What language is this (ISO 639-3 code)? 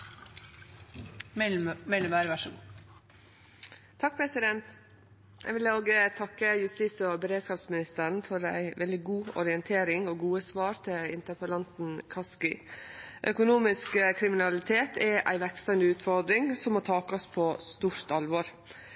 nor